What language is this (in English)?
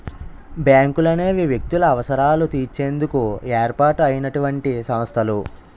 Telugu